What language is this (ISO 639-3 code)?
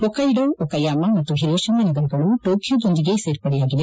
kan